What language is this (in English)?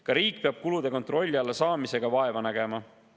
Estonian